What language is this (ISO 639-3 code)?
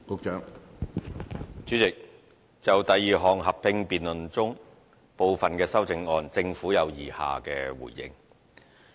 yue